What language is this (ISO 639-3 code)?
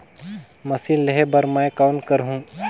hne